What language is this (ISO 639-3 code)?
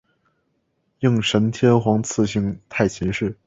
zho